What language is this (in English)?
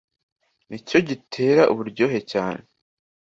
Kinyarwanda